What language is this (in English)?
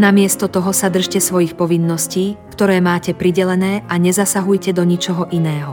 Slovak